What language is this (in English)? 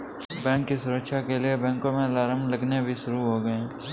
Hindi